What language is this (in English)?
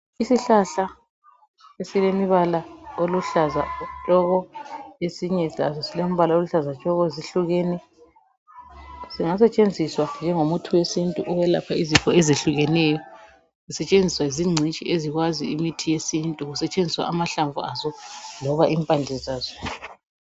North Ndebele